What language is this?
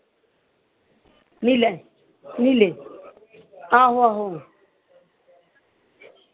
Dogri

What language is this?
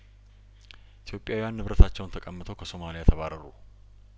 Amharic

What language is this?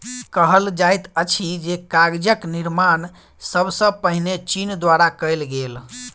Maithili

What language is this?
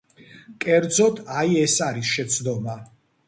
Georgian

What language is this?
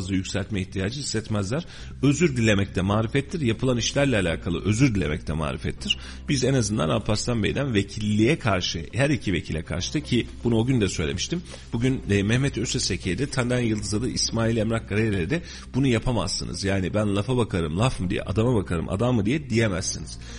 Turkish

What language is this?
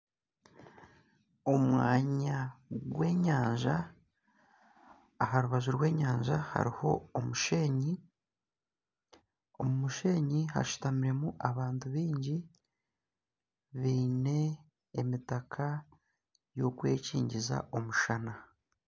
Nyankole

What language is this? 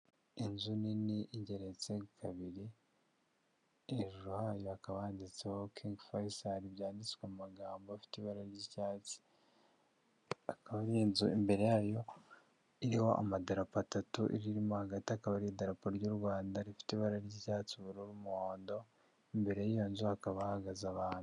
Kinyarwanda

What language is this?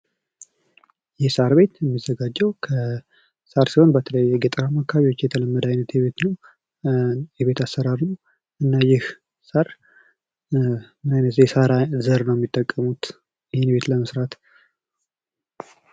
Amharic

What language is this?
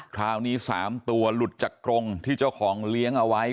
Thai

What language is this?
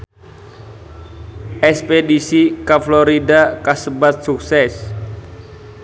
Sundanese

